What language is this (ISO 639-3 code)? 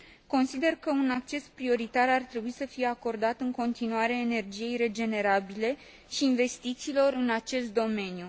ron